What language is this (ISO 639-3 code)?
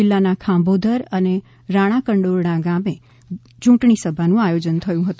guj